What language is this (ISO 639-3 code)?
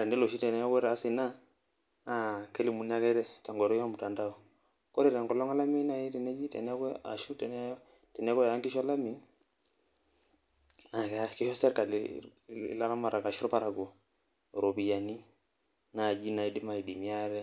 mas